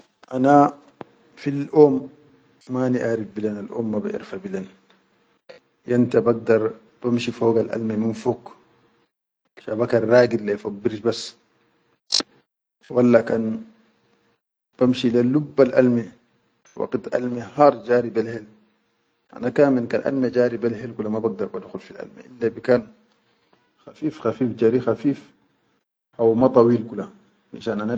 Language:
Chadian Arabic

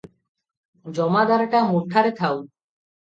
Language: Odia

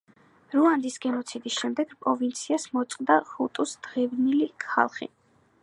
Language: Georgian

